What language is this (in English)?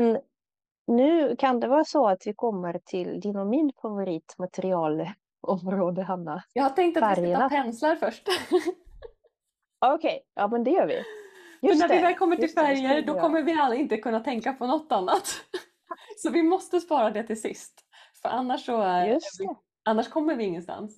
Swedish